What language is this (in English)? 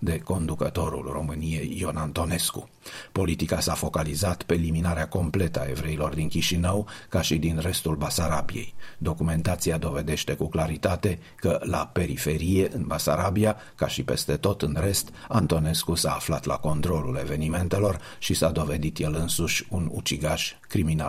Romanian